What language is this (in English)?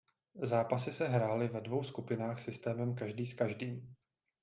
Czech